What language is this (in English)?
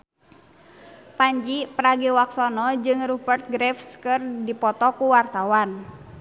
Sundanese